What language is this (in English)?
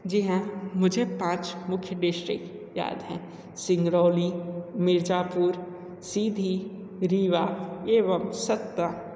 Hindi